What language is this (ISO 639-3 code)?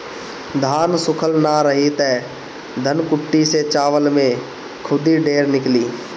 bho